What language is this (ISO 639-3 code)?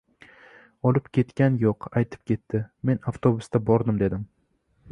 uzb